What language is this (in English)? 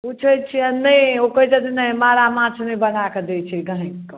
Maithili